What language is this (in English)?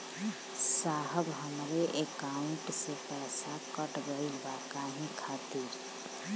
Bhojpuri